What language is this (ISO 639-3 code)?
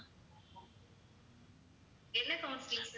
tam